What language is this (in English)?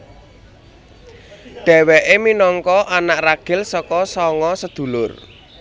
Javanese